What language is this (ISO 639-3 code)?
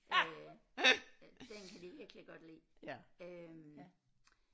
dan